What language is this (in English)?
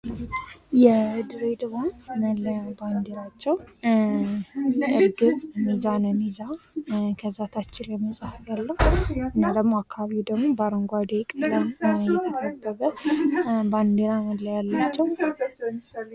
Amharic